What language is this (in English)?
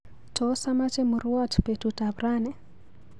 Kalenjin